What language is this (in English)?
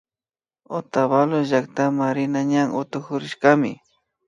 Imbabura Highland Quichua